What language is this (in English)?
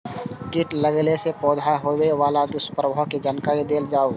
Maithili